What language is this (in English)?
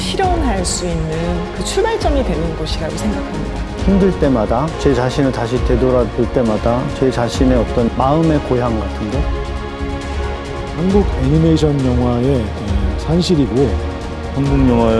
Korean